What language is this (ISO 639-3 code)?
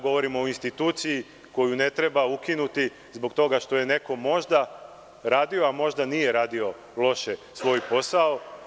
srp